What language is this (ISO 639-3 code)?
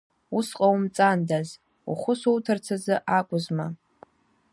abk